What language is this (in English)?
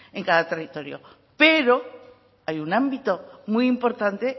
Spanish